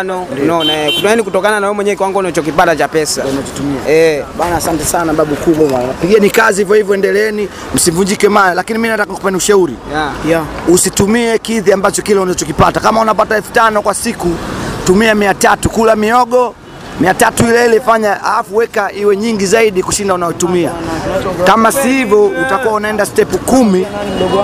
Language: Swahili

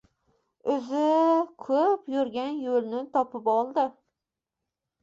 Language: Uzbek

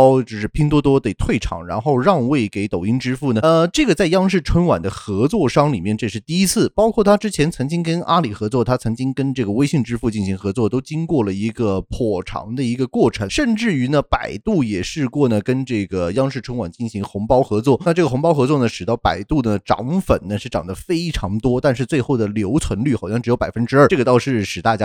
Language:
Chinese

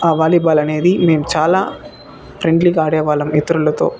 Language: Telugu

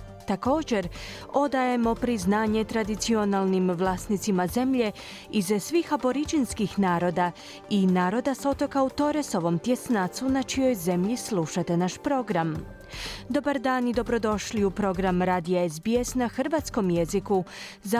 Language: Croatian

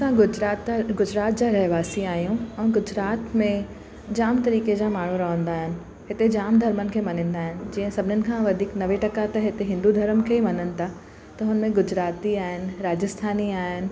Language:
Sindhi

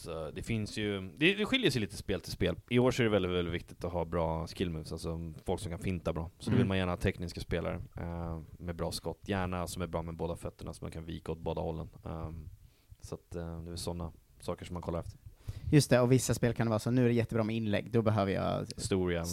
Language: Swedish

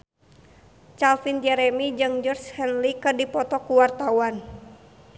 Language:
Sundanese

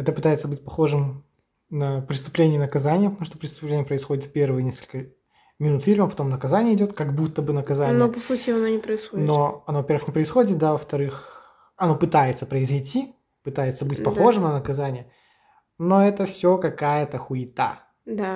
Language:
Russian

